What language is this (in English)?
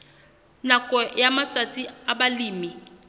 Southern Sotho